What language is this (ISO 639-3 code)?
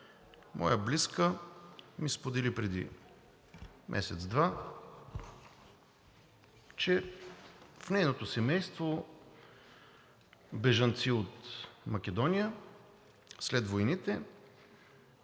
bul